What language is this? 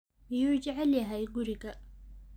Somali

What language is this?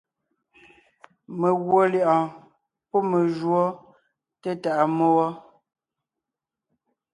Ngiemboon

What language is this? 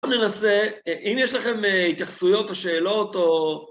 Hebrew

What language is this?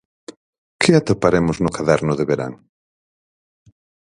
Galician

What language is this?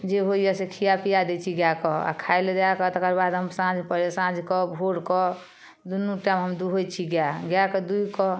Maithili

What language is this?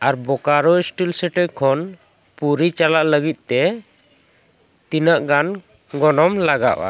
Santali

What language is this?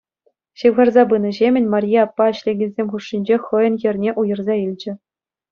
Chuvash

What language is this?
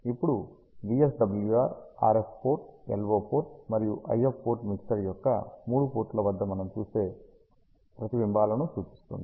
Telugu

